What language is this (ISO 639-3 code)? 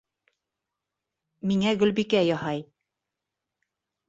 bak